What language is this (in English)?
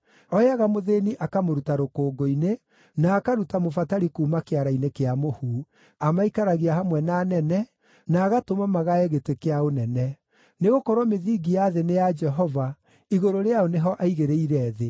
Kikuyu